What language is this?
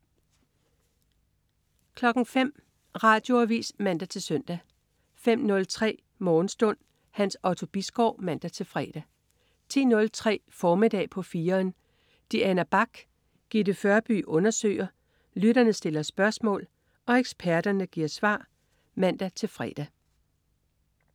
Danish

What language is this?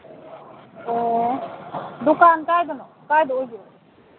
Manipuri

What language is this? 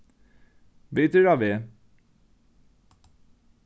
Faroese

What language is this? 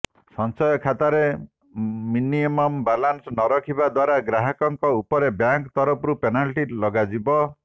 Odia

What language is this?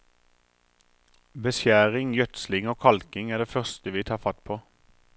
Norwegian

